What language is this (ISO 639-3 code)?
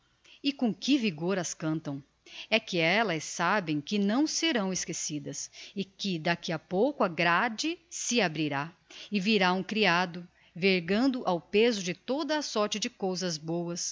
por